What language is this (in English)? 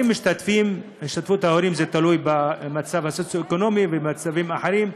Hebrew